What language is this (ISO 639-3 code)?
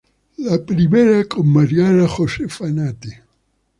spa